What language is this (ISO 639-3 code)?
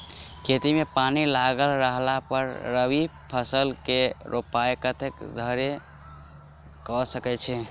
mai